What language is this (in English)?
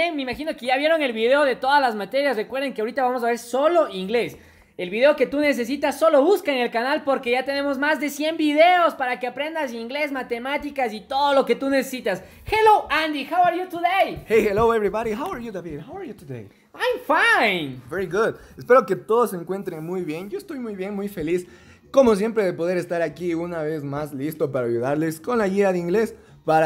Spanish